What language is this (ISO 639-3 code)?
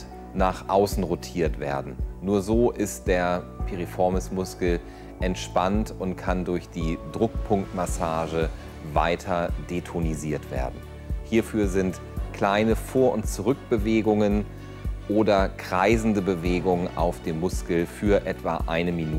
deu